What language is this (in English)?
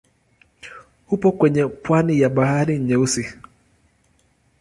Swahili